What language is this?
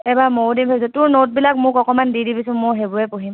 Assamese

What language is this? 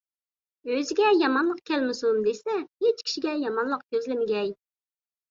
Uyghur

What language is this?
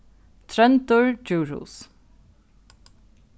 Faroese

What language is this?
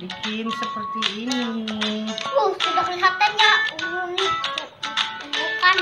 Indonesian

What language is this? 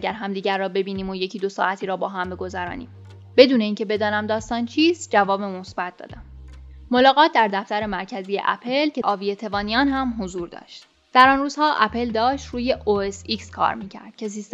Persian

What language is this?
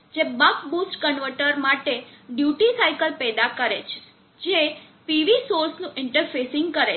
Gujarati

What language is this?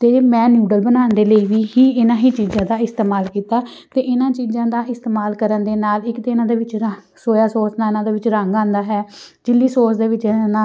Punjabi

